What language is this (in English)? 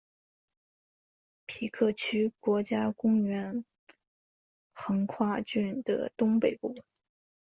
Chinese